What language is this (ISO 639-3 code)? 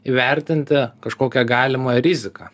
lit